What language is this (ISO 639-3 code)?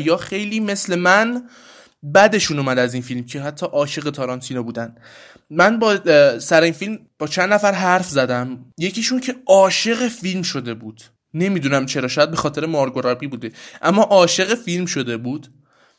fas